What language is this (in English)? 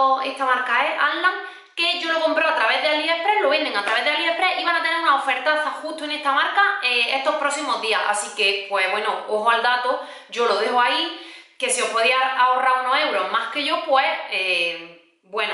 Spanish